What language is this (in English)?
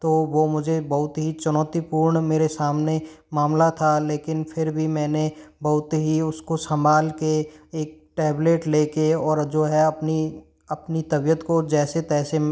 Hindi